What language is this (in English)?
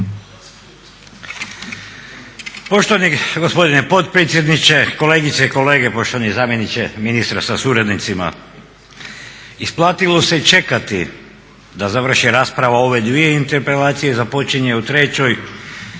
Croatian